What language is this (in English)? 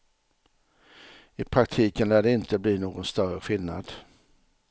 Swedish